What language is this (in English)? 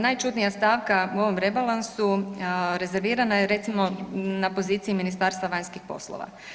Croatian